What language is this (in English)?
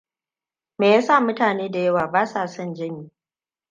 Hausa